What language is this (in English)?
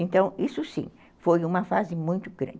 Portuguese